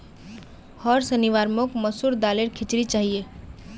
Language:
Magahi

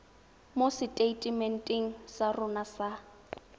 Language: Tswana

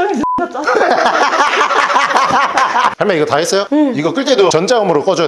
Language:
Korean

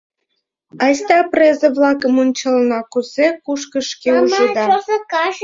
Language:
Mari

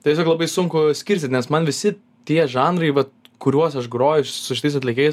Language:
Lithuanian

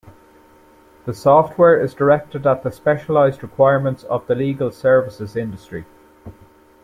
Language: English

